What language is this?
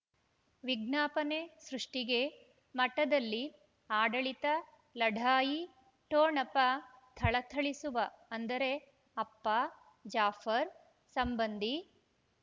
Kannada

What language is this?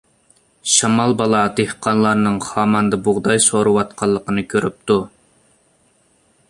Uyghur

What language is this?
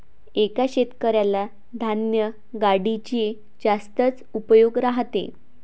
Marathi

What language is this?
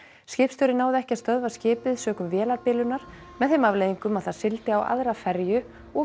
Icelandic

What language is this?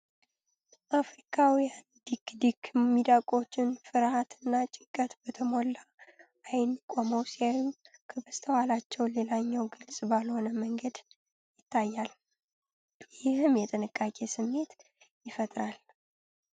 Amharic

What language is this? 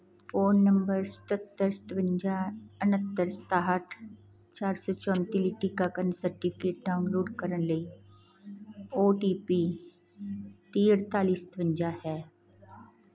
Punjabi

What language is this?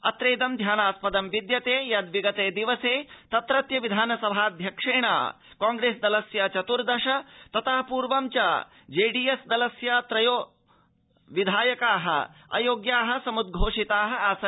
Sanskrit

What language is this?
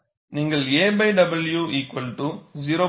Tamil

